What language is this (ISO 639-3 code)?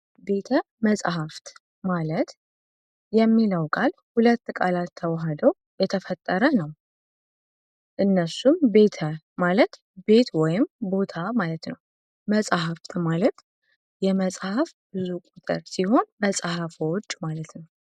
amh